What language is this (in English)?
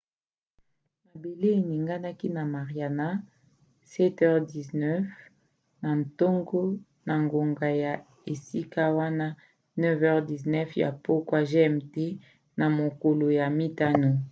Lingala